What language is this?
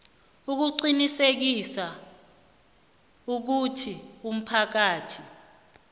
South Ndebele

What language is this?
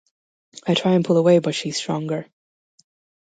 English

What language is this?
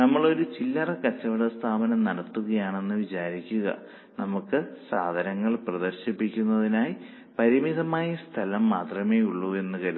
Malayalam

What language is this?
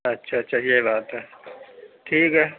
Urdu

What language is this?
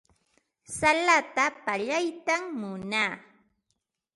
Ambo-Pasco Quechua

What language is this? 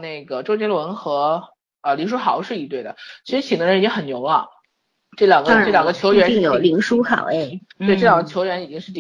Chinese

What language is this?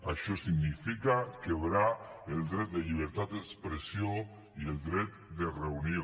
Catalan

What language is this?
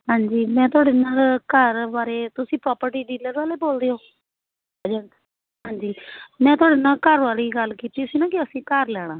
Punjabi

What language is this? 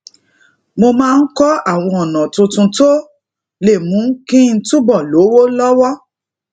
Yoruba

